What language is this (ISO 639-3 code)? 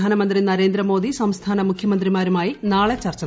mal